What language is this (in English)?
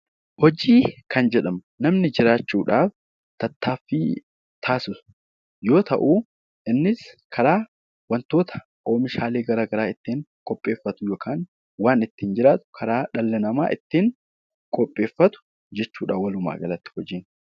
Oromo